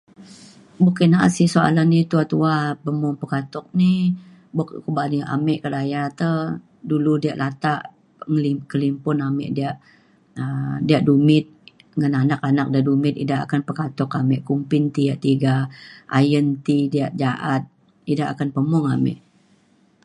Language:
Mainstream Kenyah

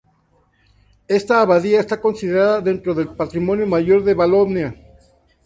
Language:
Spanish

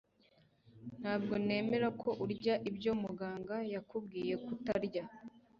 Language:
Kinyarwanda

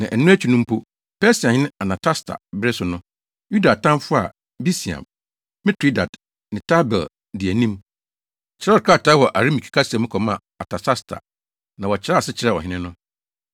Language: Akan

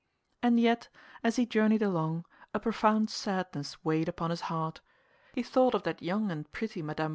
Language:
English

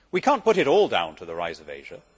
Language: English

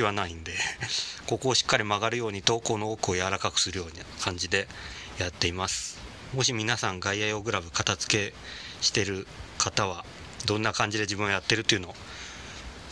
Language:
Japanese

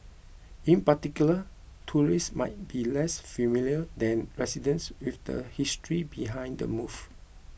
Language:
English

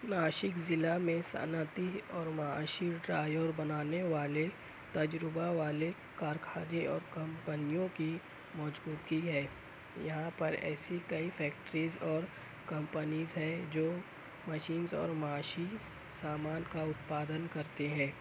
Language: Urdu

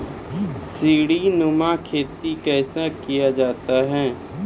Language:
Maithili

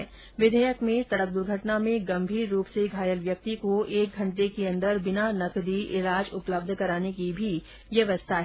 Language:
Hindi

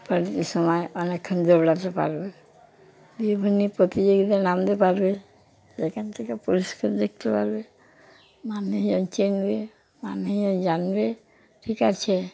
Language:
Bangla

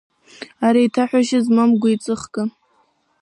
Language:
Abkhazian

